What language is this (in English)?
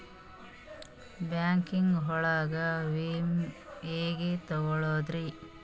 Kannada